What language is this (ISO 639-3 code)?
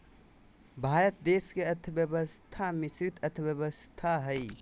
mag